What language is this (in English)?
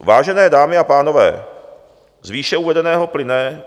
Czech